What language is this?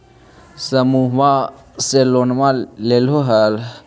Magahi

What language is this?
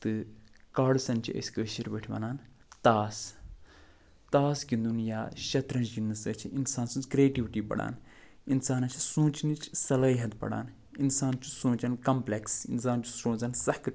Kashmiri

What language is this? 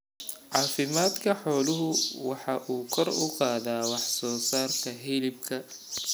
Somali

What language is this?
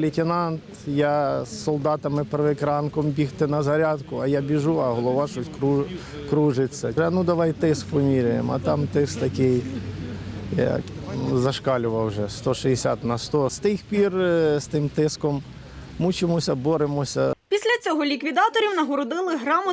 Ukrainian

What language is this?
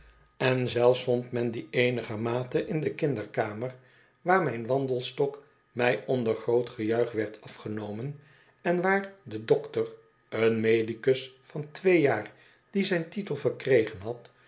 Dutch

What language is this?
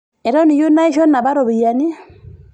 Masai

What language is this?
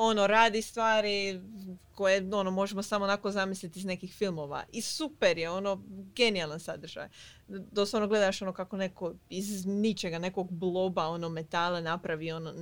Croatian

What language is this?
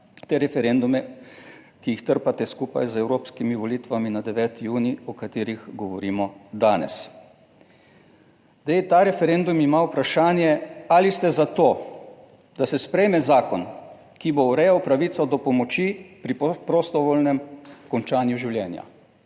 Slovenian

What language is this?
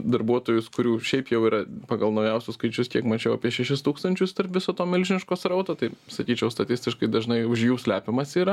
Lithuanian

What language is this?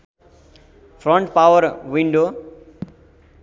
Nepali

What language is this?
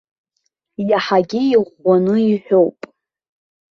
Abkhazian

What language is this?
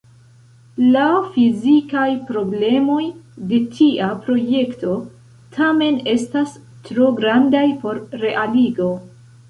Esperanto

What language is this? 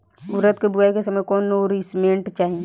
Bhojpuri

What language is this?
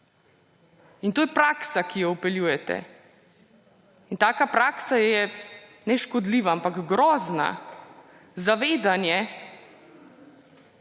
Slovenian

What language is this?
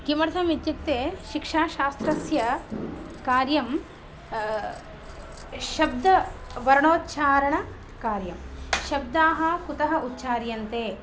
Sanskrit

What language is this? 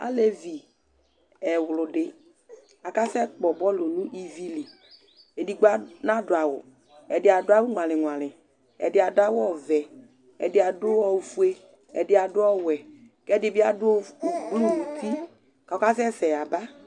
Ikposo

